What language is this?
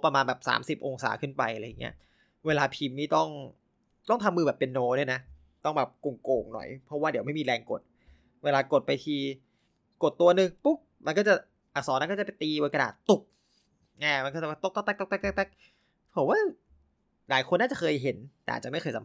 Thai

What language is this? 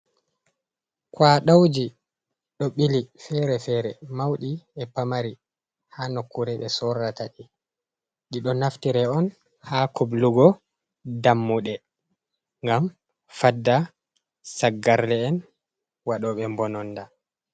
Fula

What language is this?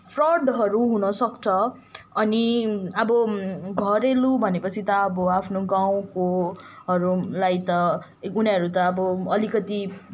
Nepali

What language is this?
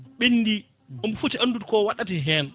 Fula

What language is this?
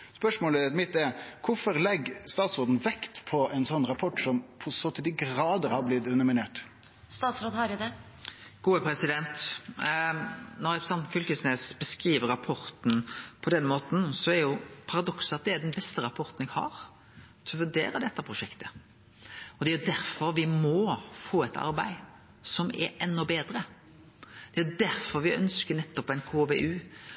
Norwegian Nynorsk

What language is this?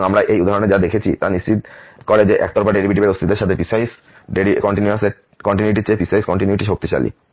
Bangla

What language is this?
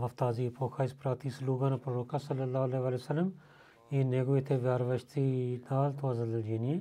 Bulgarian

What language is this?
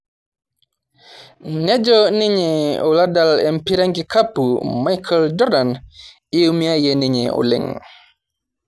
Masai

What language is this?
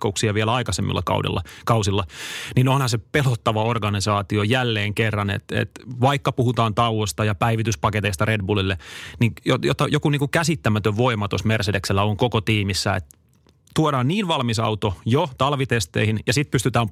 Finnish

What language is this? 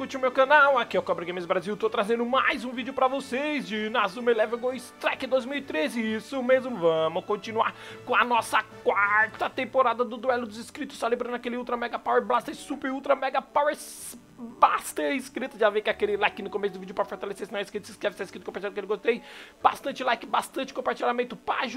Portuguese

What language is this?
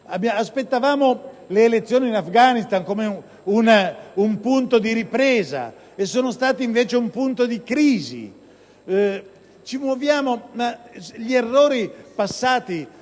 Italian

